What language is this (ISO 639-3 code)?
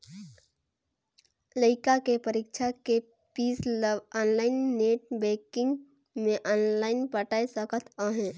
hne